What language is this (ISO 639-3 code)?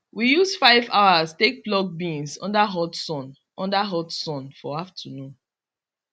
pcm